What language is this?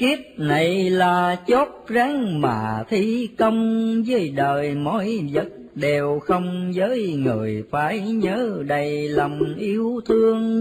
Vietnamese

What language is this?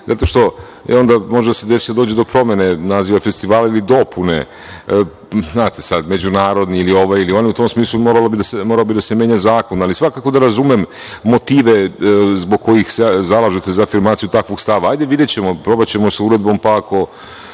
Serbian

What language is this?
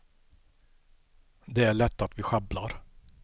Swedish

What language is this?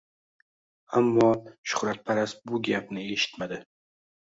Uzbek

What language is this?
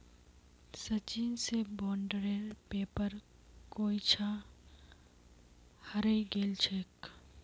Magahi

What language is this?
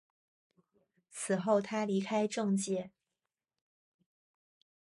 Chinese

